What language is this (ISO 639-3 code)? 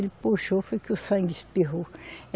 por